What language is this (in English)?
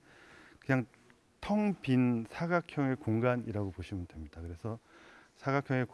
Korean